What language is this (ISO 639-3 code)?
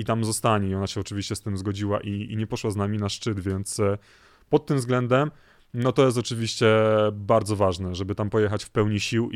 pol